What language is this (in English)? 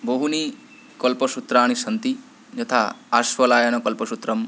Sanskrit